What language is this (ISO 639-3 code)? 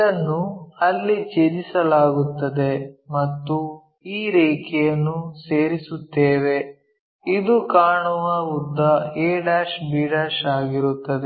kan